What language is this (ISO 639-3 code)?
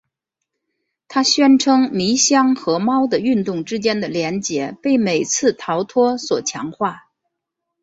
zho